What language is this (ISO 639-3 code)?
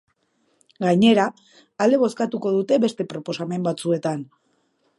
eus